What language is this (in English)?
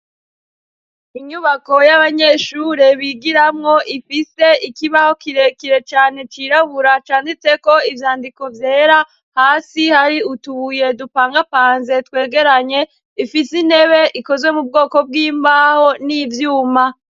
Rundi